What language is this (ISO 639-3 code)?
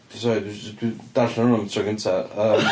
cym